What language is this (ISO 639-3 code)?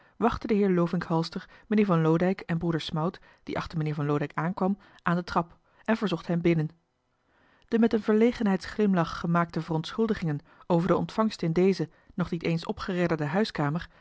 nld